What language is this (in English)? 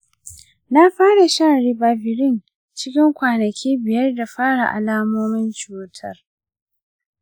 Hausa